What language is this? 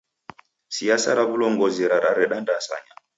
Taita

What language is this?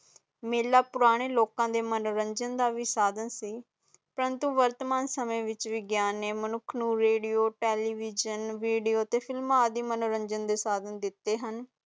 Punjabi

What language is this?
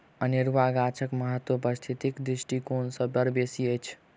Maithili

